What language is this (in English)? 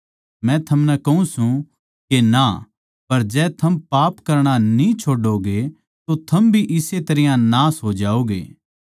Haryanvi